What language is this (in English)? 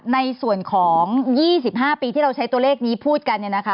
Thai